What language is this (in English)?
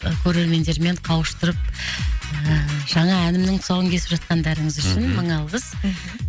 Kazakh